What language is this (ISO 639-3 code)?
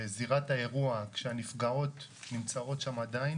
heb